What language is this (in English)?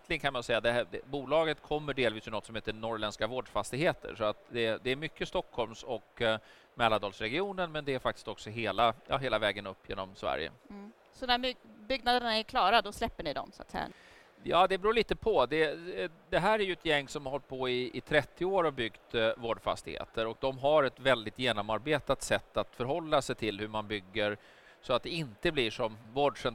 Swedish